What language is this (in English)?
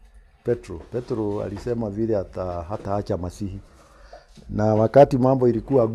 Swahili